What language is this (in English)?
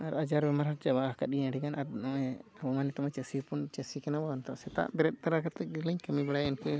Santali